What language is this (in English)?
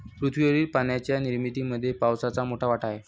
Marathi